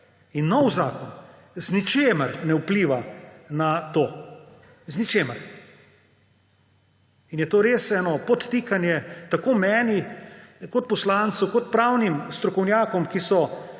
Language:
Slovenian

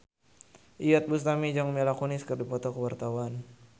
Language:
Sundanese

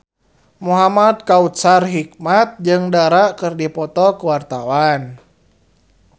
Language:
Sundanese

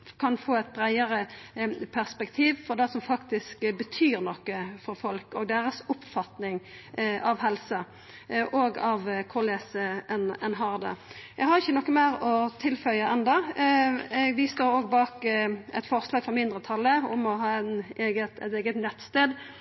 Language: Norwegian Nynorsk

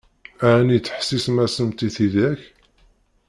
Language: Kabyle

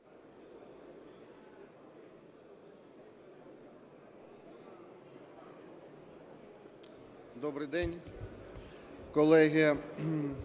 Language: Ukrainian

